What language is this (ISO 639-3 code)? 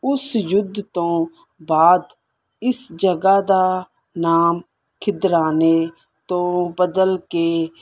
pan